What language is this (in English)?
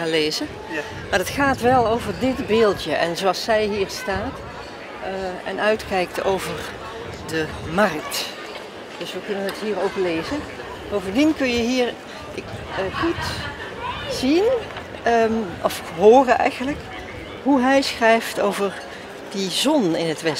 Dutch